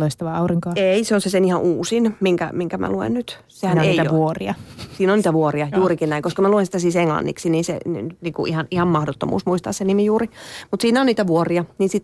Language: Finnish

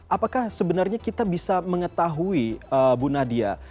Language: Indonesian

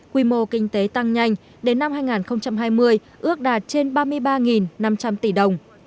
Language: Vietnamese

